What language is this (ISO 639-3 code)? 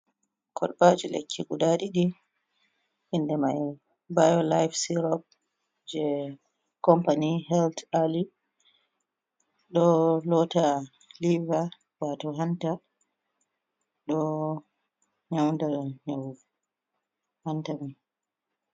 ful